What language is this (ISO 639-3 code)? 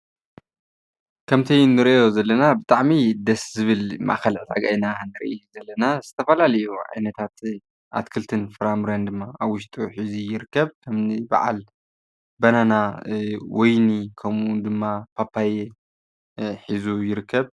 tir